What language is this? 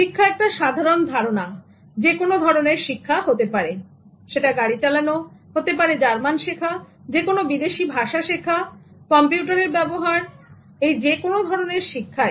Bangla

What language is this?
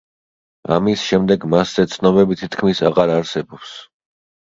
Georgian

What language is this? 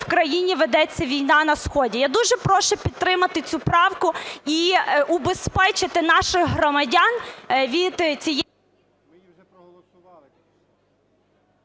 Ukrainian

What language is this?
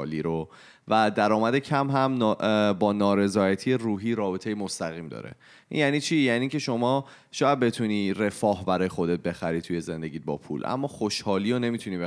Persian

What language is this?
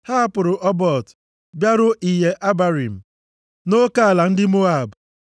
Igbo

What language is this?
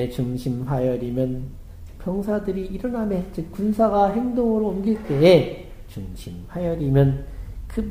Korean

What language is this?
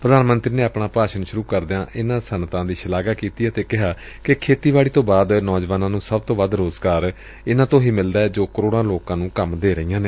Punjabi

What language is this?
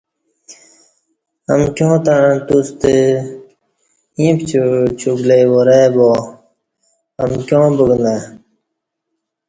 Kati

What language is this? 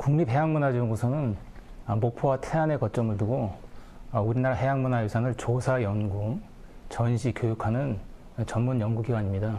Korean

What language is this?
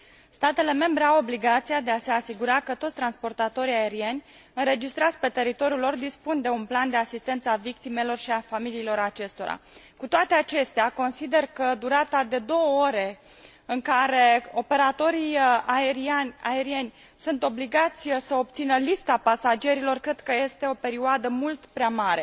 Romanian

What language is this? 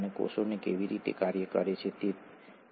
Gujarati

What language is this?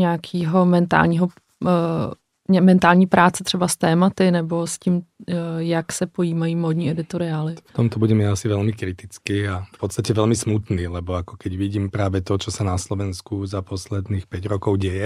Czech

